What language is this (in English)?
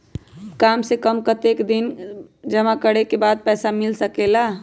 Magahi